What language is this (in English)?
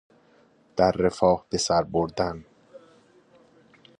Persian